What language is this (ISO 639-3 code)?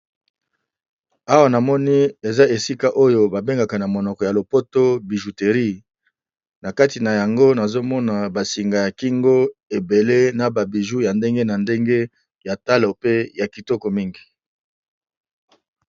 lin